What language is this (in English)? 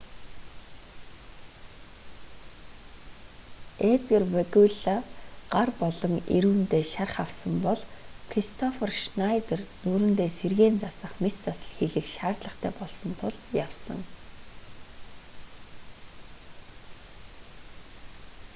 Mongolian